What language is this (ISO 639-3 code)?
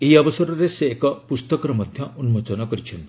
ori